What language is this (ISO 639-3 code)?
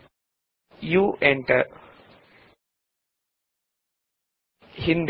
kan